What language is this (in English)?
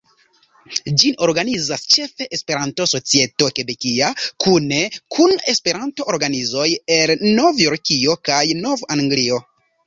Esperanto